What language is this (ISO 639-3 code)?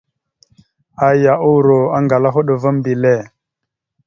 mxu